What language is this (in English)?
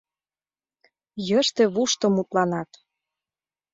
Mari